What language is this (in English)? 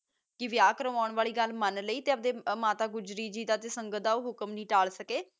Punjabi